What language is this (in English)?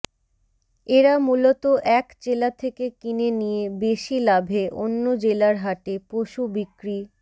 Bangla